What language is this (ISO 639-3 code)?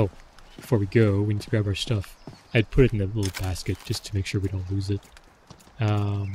eng